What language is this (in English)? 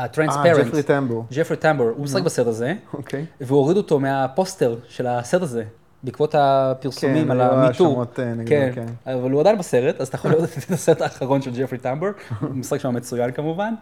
Hebrew